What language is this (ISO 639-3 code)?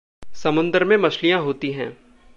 hin